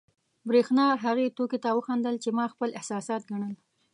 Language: Pashto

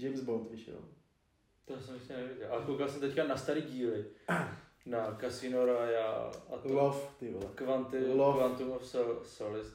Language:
Czech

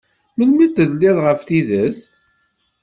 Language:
Kabyle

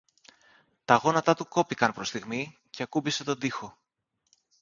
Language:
Greek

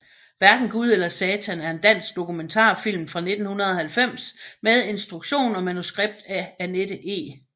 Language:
Danish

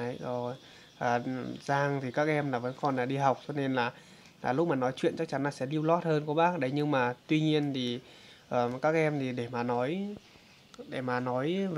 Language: Vietnamese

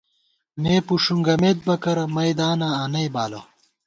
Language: Gawar-Bati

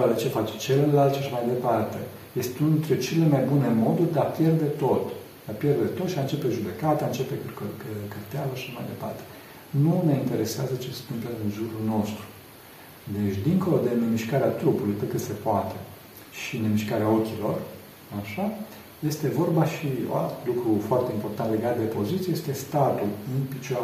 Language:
Romanian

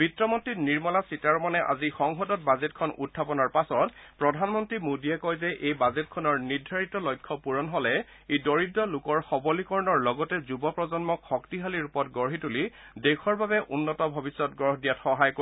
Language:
Assamese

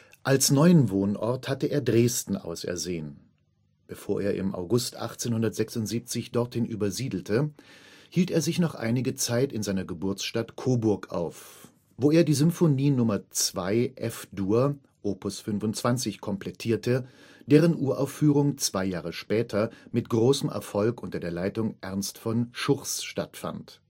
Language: German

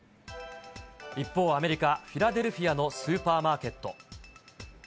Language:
Japanese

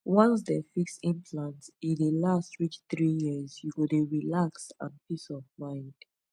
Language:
Nigerian Pidgin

